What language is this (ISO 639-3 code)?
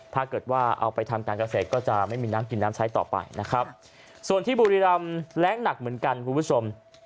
tha